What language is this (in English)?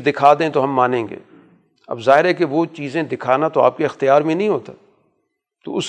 Urdu